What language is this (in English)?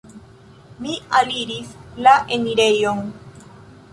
Esperanto